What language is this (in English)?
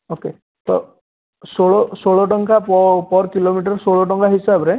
Odia